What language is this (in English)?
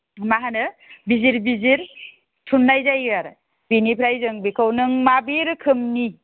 Bodo